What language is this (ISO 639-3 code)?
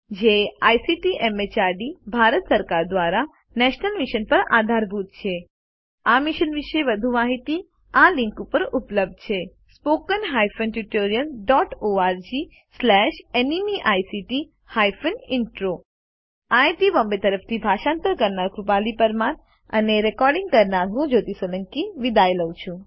guj